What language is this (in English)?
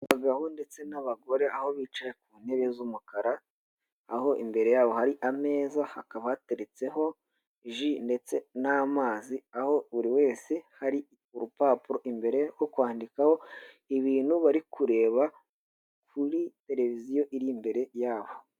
Kinyarwanda